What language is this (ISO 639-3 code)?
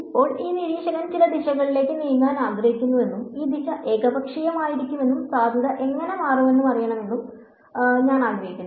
mal